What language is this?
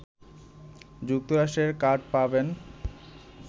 Bangla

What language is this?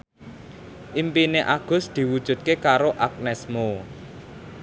Javanese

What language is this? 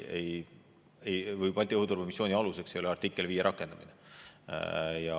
Estonian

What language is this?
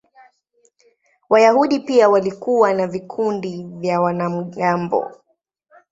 Swahili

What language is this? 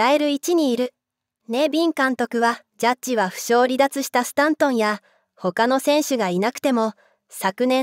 Japanese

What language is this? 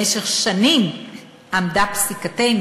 Hebrew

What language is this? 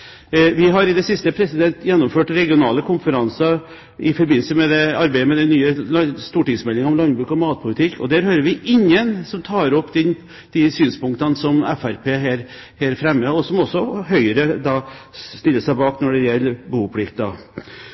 Norwegian Bokmål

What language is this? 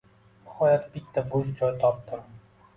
Uzbek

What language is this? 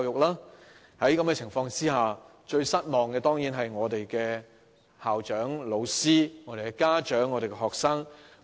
Cantonese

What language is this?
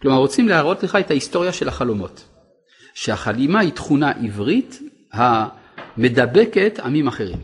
Hebrew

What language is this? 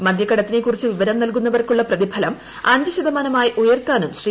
Malayalam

